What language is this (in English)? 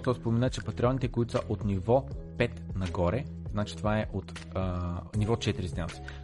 Bulgarian